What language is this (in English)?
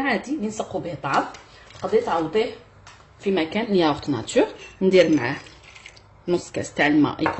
Arabic